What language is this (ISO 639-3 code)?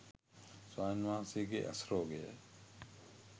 sin